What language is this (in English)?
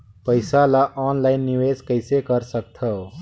Chhattisgarhi